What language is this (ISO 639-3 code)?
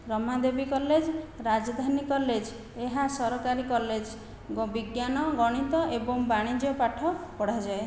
ori